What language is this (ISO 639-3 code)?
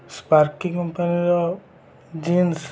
ori